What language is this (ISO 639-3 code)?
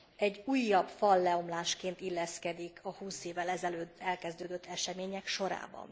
hun